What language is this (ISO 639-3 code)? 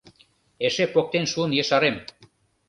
chm